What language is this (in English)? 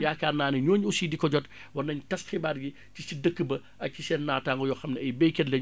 Wolof